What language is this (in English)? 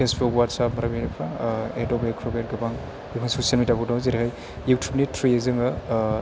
Bodo